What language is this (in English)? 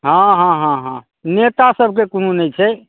Maithili